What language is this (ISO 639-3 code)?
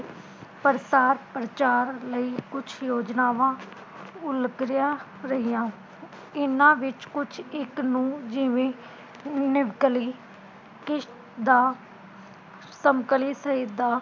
pan